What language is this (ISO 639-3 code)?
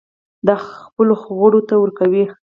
pus